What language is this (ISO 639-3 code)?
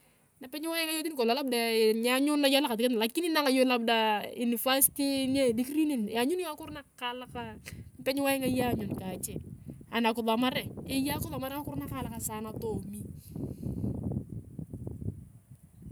tuv